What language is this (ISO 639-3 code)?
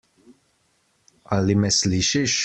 slv